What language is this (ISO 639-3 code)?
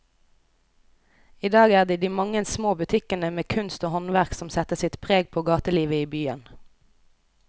nor